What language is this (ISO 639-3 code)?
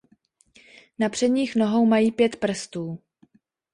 ces